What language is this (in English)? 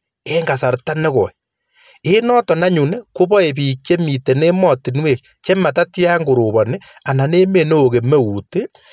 Kalenjin